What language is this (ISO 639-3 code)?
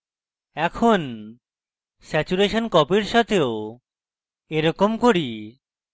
ben